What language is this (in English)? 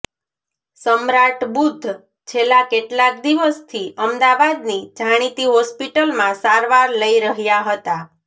Gujarati